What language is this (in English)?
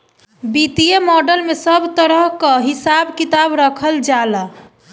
Bhojpuri